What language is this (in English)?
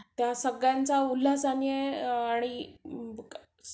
Marathi